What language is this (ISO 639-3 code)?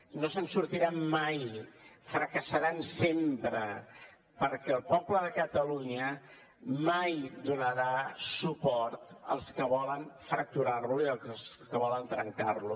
cat